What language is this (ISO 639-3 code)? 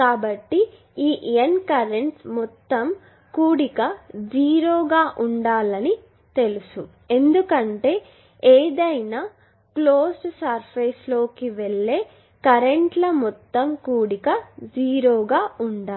tel